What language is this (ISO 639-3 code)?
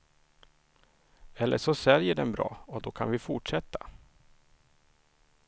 swe